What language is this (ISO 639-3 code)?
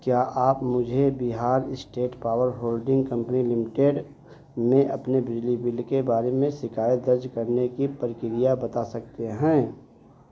hin